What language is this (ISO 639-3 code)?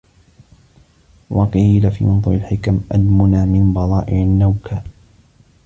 ara